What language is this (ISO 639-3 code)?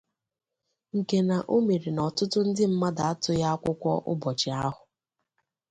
ibo